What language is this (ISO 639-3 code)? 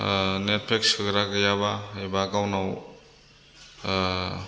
brx